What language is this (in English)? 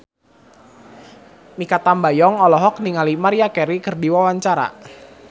Sundanese